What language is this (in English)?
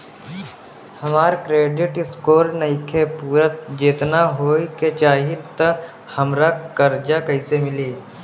Bhojpuri